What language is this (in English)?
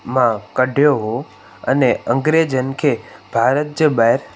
Sindhi